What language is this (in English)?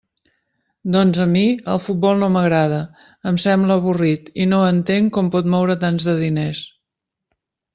Catalan